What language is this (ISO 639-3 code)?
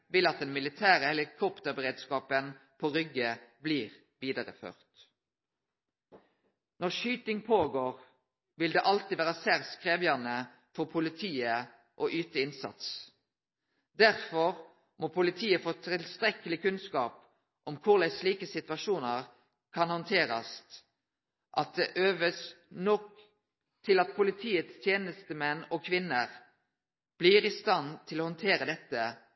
nno